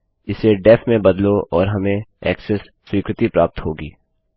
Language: Hindi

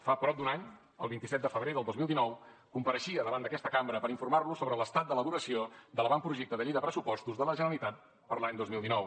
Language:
Catalan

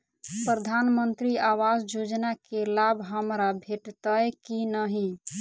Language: Maithili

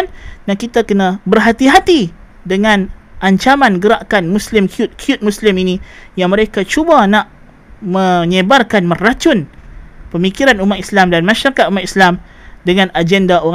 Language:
Malay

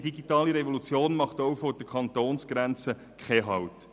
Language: Swiss German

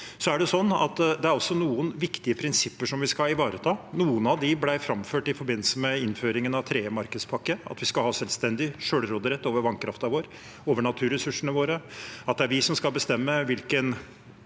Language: Norwegian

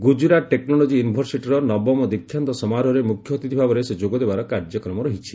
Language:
Odia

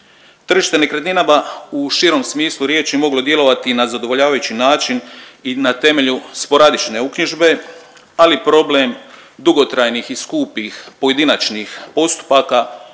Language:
Croatian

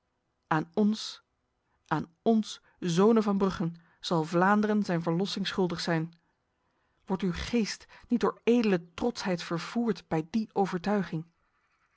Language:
Dutch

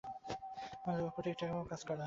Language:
Bangla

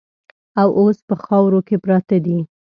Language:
Pashto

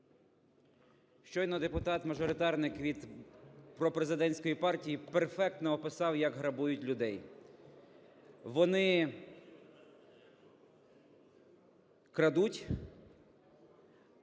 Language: Ukrainian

